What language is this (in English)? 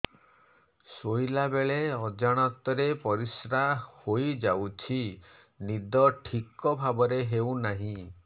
Odia